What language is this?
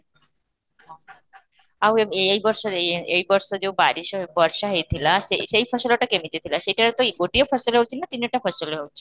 Odia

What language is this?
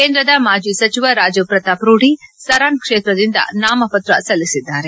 Kannada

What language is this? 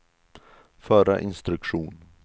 Swedish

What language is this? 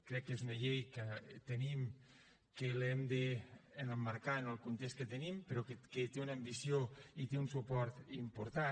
Catalan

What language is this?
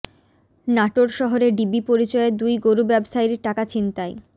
Bangla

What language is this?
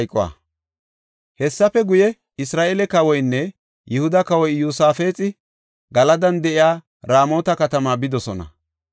Gofa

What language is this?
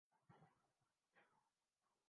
Urdu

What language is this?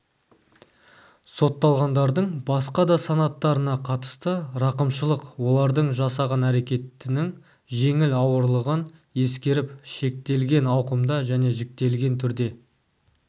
Kazakh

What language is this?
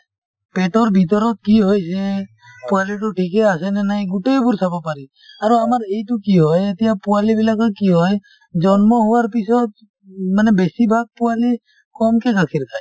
Assamese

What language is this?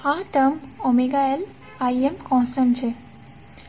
Gujarati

